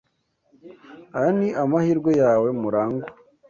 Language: Kinyarwanda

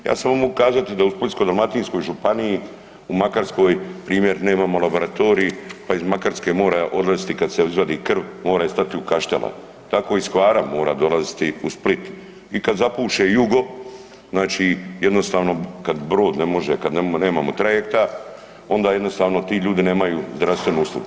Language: Croatian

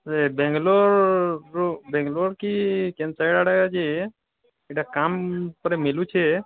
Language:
Odia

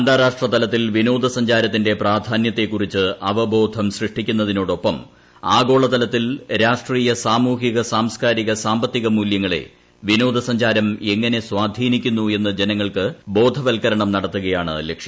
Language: Malayalam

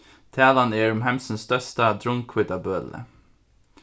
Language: Faroese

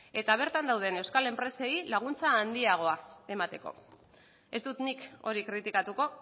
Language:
Basque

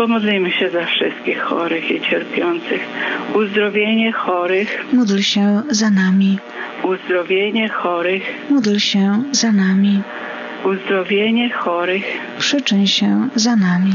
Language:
Polish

